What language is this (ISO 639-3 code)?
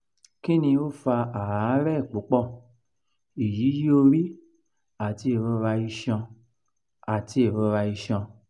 yor